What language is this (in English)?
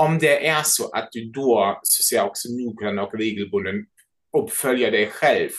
Swedish